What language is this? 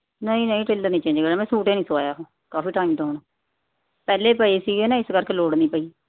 Punjabi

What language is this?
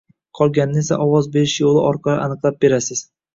Uzbek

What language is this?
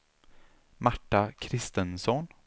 Swedish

